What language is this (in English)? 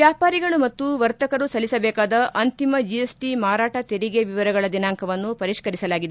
Kannada